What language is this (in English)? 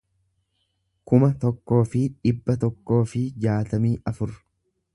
Oromo